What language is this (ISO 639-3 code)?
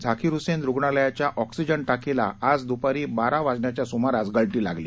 mar